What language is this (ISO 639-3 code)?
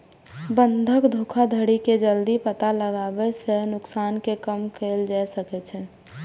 mai